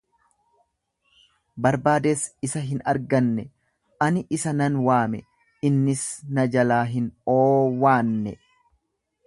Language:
Oromo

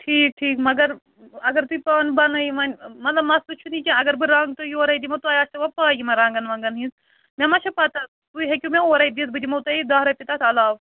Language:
Kashmiri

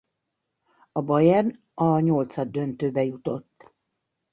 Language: Hungarian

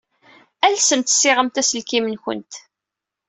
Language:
Kabyle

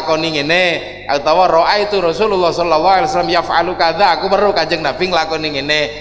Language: Indonesian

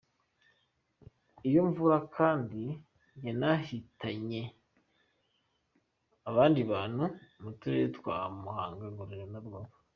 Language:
Kinyarwanda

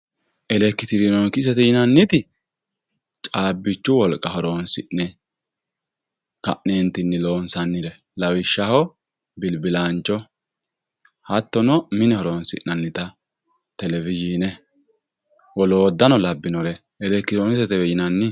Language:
Sidamo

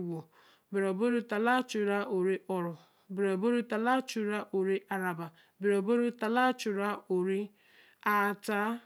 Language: Eleme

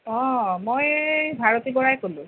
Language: Assamese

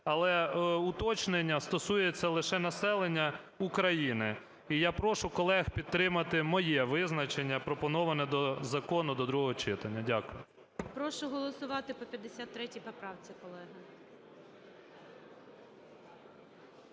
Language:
Ukrainian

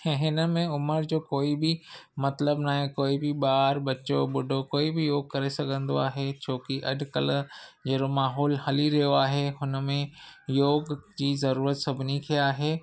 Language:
Sindhi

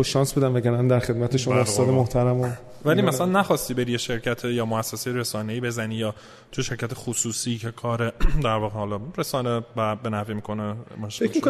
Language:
Persian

